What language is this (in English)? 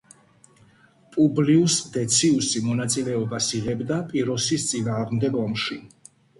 Georgian